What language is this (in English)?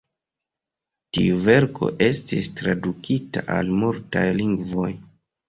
Esperanto